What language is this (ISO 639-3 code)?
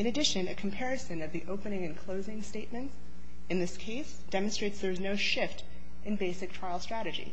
eng